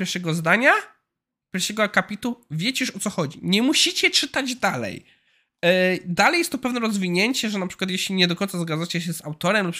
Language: Polish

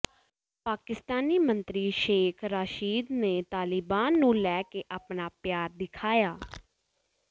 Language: Punjabi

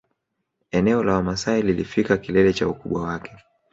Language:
Swahili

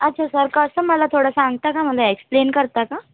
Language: Marathi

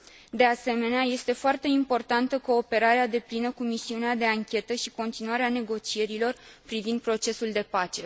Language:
Romanian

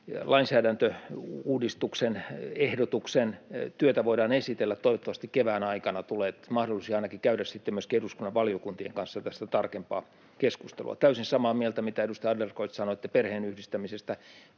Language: Finnish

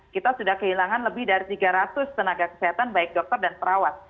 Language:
Indonesian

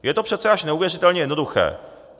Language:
Czech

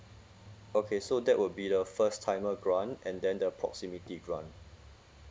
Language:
English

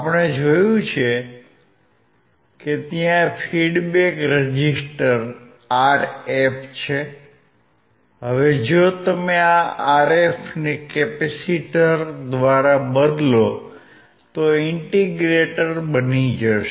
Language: Gujarati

